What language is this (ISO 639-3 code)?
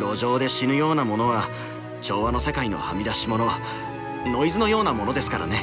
jpn